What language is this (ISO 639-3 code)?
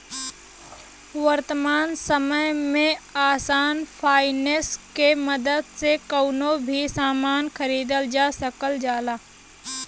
bho